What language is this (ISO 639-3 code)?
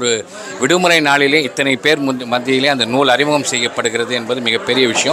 kor